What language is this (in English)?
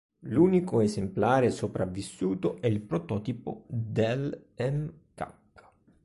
Italian